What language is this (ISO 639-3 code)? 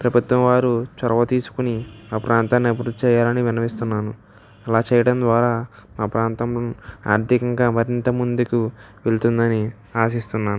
tel